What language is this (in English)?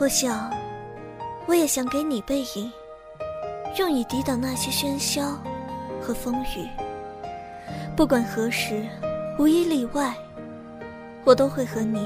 Chinese